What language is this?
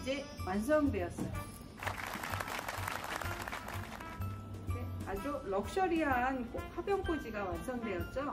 Korean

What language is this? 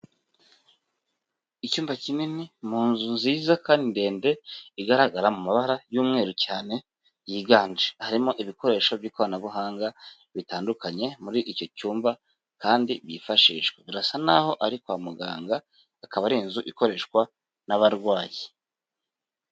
Kinyarwanda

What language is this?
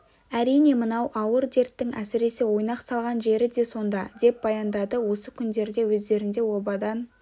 Kazakh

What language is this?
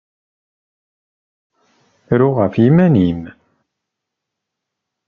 Kabyle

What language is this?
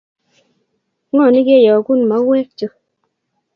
Kalenjin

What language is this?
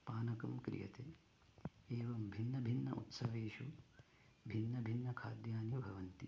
Sanskrit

